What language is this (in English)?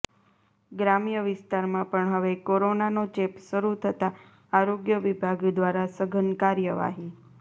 Gujarati